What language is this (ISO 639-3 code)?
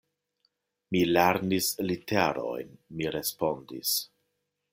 epo